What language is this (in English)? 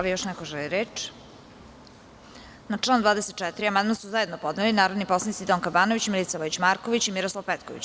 Serbian